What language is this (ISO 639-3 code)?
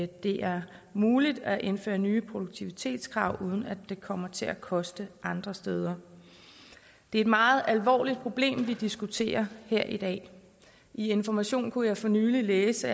dan